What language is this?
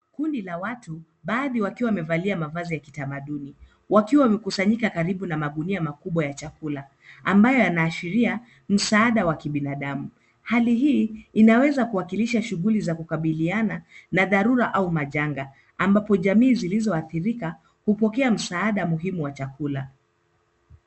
Swahili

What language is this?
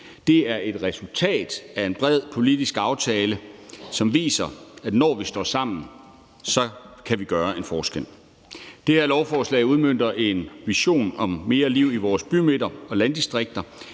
Danish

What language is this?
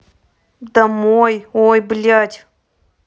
Russian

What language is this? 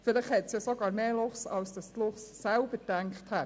Swiss German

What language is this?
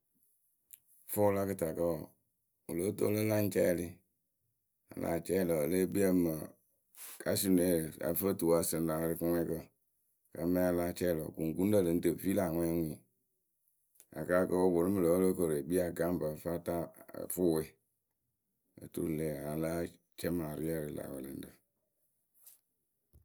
Akebu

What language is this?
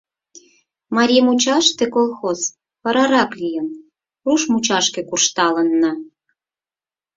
Mari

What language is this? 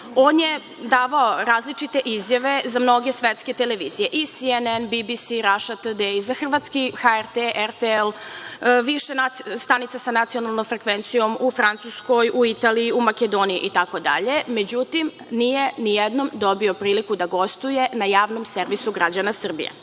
Serbian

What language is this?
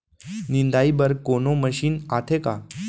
Chhattisgarhi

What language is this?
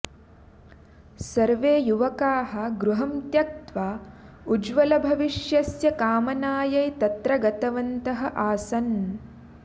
Sanskrit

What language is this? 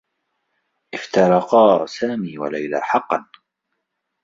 Arabic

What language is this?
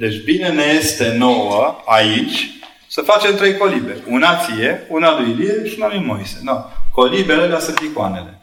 Romanian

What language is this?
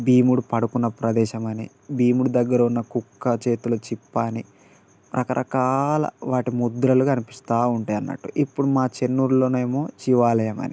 Telugu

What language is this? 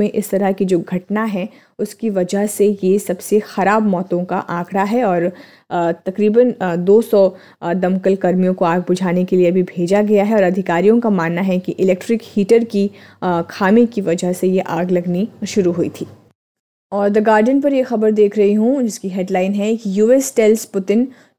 Hindi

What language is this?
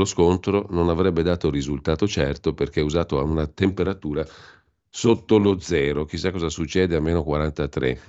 Italian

